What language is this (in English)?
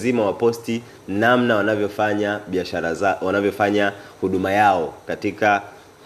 Swahili